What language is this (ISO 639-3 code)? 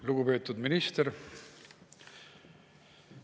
est